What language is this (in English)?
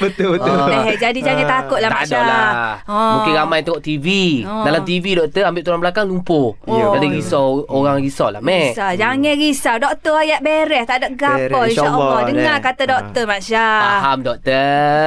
Malay